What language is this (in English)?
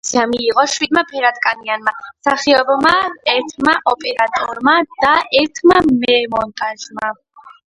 Georgian